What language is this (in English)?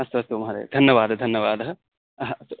Sanskrit